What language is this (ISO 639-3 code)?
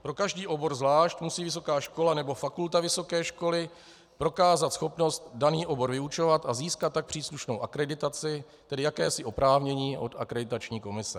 ces